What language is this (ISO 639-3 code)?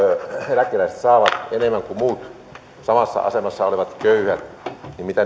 fin